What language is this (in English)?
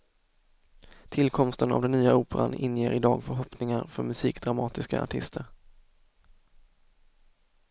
Swedish